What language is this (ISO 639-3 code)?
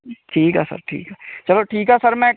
pan